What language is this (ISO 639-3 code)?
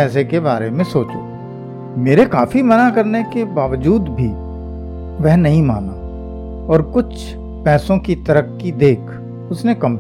hin